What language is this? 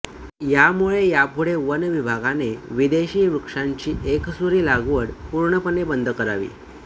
Marathi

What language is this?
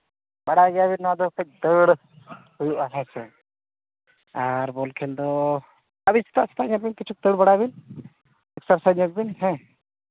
Santali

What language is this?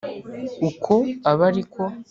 Kinyarwanda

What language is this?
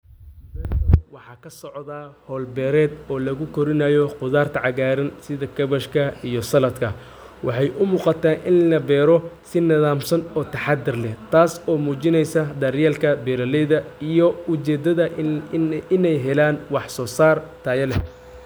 Somali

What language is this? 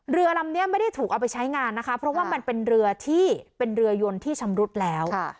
Thai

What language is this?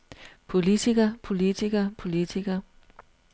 Danish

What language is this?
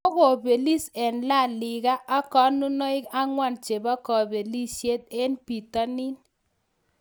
Kalenjin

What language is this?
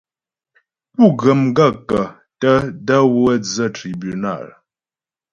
Ghomala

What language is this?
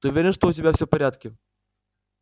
Russian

